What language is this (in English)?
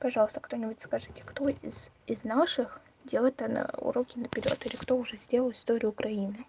Russian